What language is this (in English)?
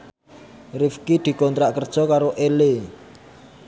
Javanese